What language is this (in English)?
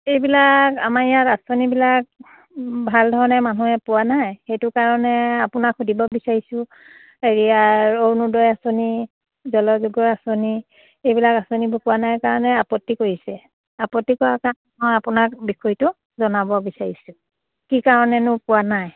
Assamese